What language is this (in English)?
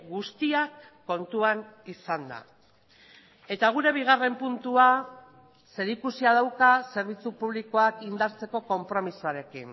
Basque